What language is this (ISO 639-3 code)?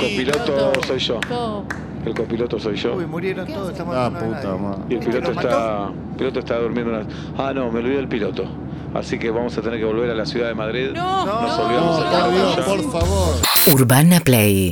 spa